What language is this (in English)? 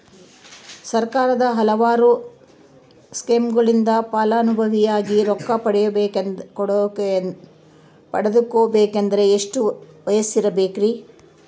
Kannada